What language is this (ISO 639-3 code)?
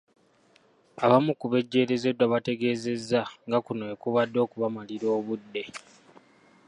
lug